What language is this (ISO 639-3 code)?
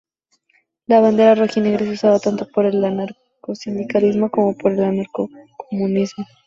spa